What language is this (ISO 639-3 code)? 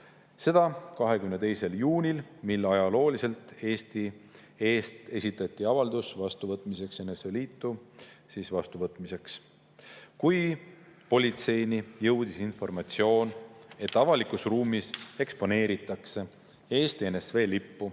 est